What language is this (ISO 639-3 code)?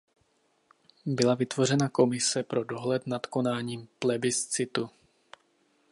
ces